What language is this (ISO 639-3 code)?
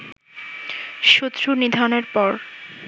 ben